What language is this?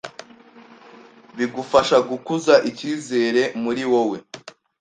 Kinyarwanda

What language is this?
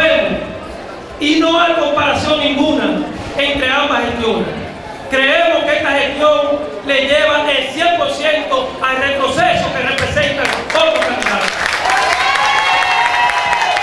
Spanish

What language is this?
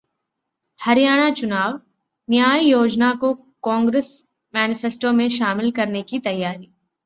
Hindi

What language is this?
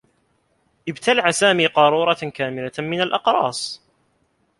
Arabic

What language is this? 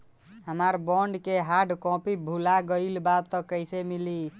Bhojpuri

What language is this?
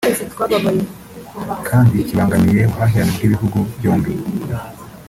Kinyarwanda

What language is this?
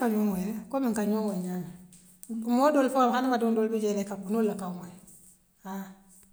Western Maninkakan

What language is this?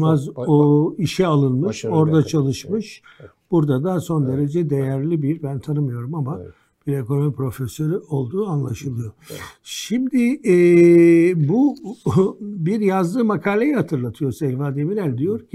Turkish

